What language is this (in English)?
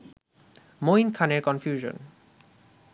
Bangla